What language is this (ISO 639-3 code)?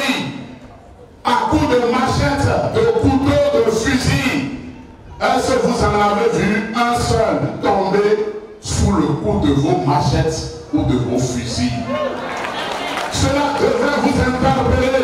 fra